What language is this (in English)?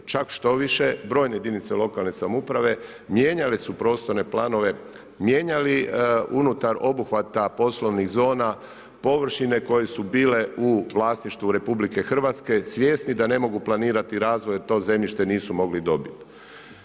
Croatian